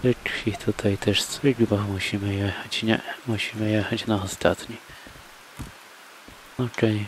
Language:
Polish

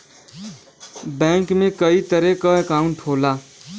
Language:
Bhojpuri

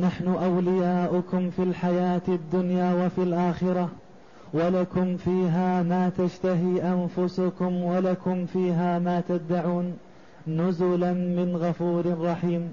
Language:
Arabic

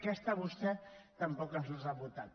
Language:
Catalan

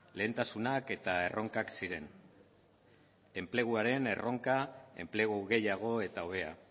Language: Basque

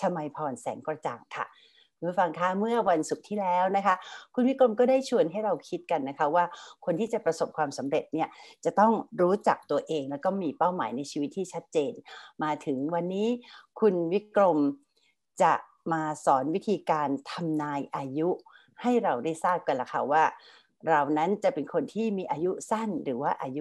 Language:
Thai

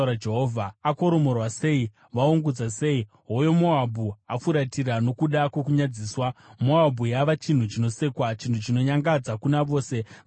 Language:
Shona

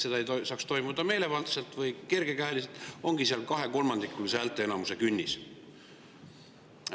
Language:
Estonian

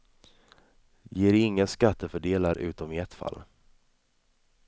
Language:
Swedish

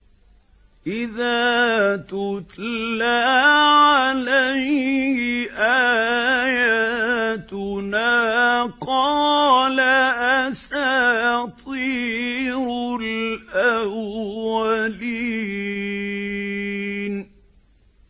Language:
Arabic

